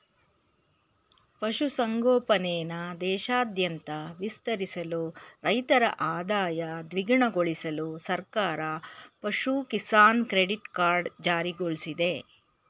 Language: Kannada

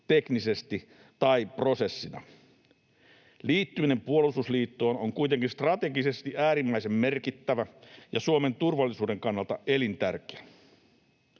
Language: Finnish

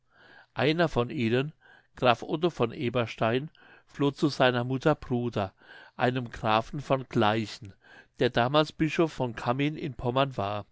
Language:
German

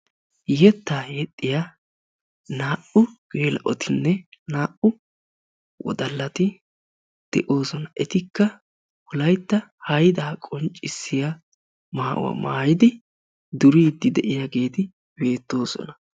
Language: Wolaytta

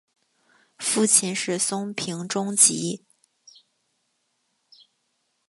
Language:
Chinese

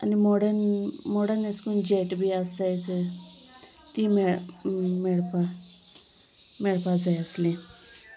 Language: Konkani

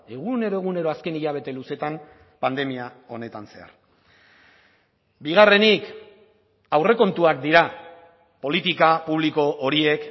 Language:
Basque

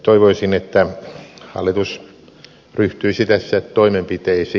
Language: Finnish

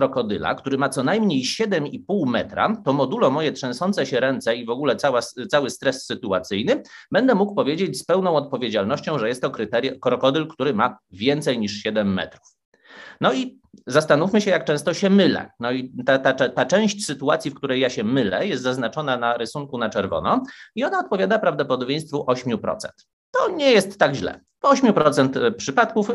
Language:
Polish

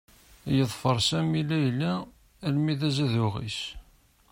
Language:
Kabyle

